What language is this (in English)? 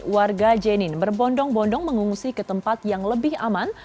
Indonesian